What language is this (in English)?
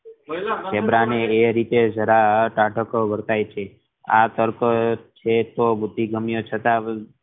Gujarati